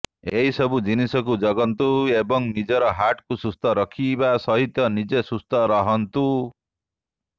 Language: Odia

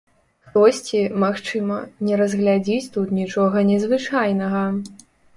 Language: Belarusian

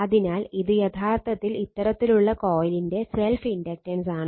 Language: Malayalam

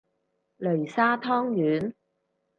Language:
Cantonese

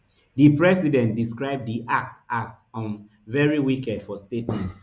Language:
Nigerian Pidgin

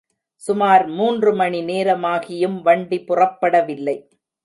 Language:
Tamil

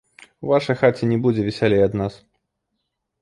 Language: Belarusian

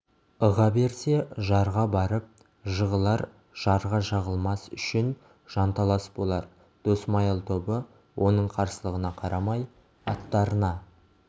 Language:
Kazakh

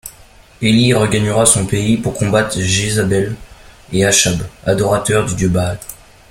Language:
French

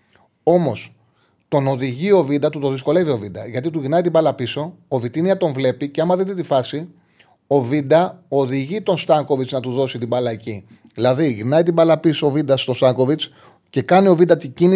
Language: Greek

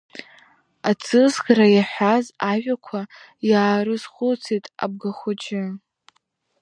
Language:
Abkhazian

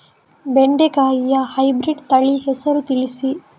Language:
Kannada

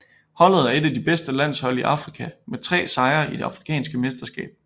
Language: Danish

